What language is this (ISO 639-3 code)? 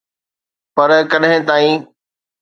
snd